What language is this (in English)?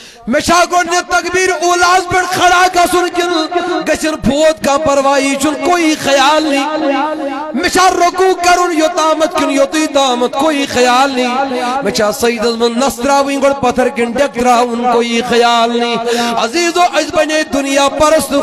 Arabic